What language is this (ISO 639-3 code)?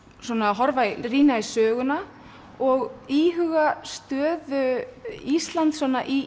isl